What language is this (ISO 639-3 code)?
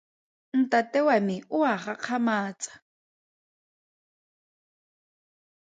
tsn